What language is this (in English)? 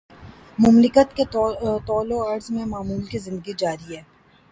Urdu